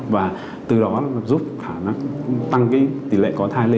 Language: Vietnamese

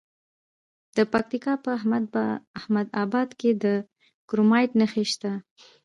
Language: Pashto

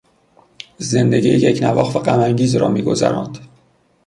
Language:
Persian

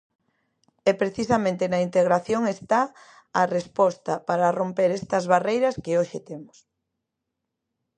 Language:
Galician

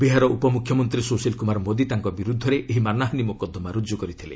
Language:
Odia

